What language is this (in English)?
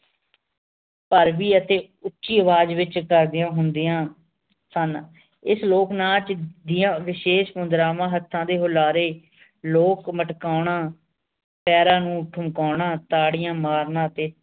Punjabi